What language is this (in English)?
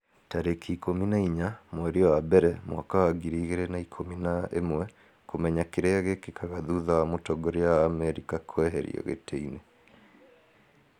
Kikuyu